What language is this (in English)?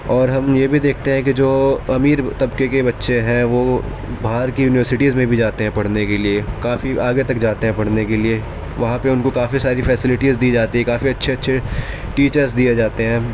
Urdu